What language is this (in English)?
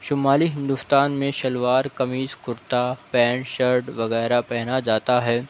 Urdu